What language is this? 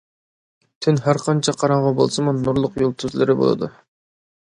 Uyghur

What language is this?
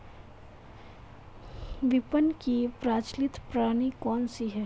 Hindi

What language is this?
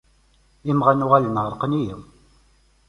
Kabyle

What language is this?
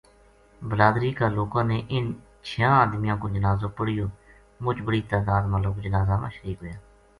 Gujari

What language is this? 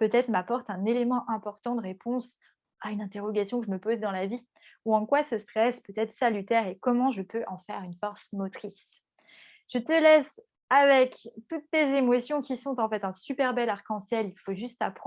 French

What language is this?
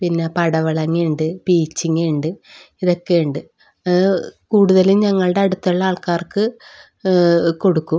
Malayalam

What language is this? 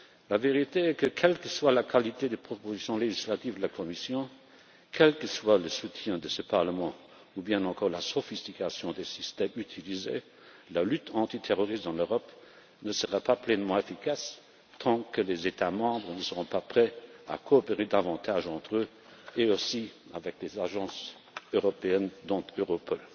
French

